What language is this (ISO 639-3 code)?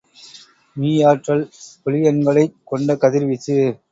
tam